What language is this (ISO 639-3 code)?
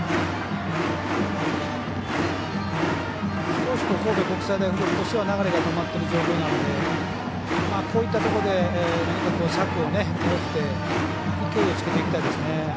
jpn